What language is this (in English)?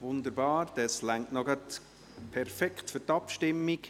Swiss German